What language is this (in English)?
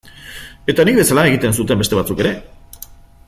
Basque